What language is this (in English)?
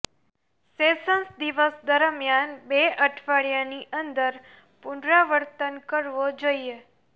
Gujarati